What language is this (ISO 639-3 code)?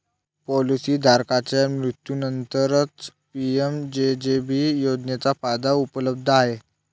mar